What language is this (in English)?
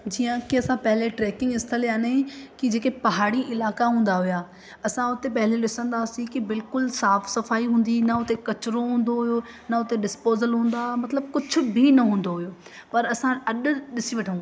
Sindhi